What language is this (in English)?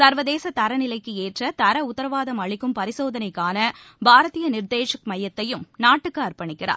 Tamil